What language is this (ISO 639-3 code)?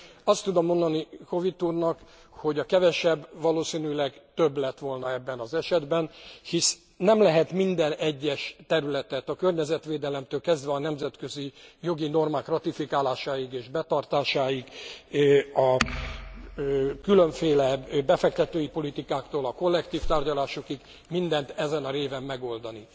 hun